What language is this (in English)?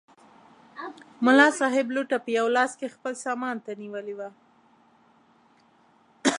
Pashto